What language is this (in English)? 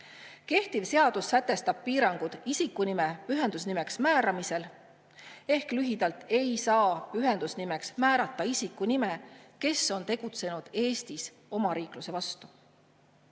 Estonian